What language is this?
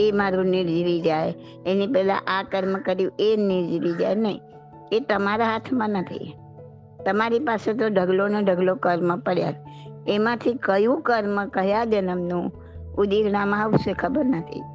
Gujarati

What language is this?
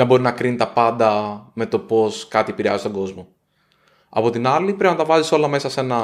Greek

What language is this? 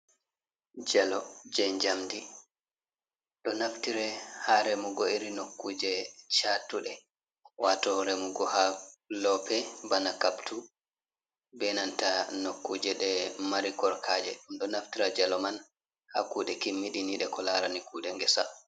Fula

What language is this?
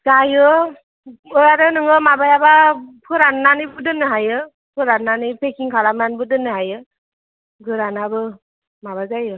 Bodo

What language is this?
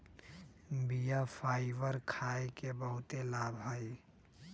Magahi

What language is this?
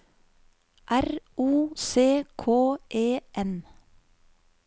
Norwegian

